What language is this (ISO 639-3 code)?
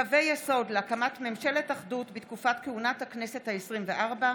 heb